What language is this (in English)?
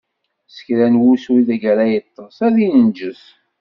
Kabyle